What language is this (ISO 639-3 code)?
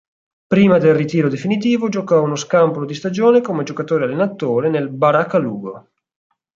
ita